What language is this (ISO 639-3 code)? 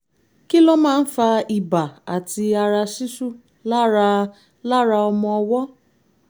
yor